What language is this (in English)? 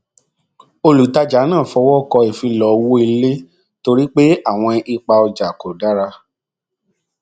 Yoruba